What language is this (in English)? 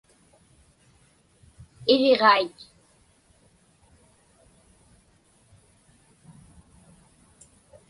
Inupiaq